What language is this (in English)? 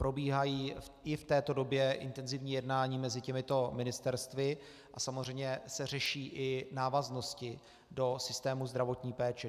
Czech